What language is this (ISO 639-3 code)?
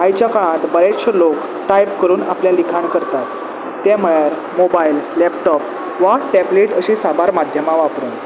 kok